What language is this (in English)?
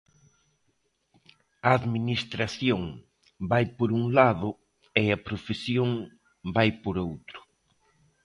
Galician